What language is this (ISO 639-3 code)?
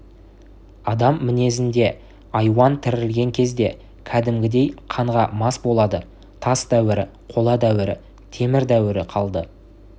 kaz